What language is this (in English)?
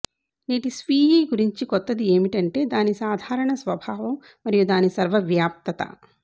Telugu